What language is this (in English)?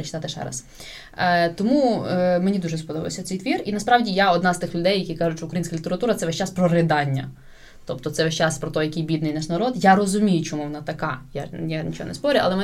Ukrainian